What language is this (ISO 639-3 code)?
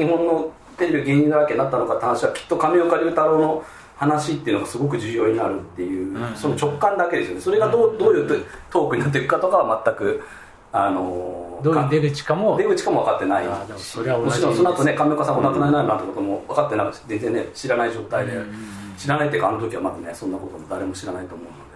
jpn